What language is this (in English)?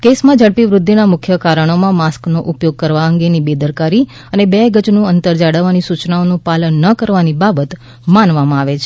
Gujarati